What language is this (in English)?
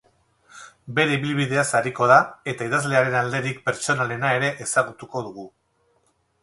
Basque